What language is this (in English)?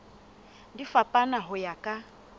Southern Sotho